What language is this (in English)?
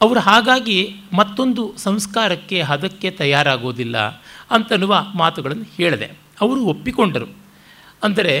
Kannada